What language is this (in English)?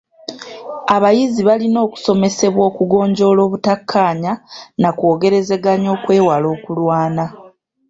Ganda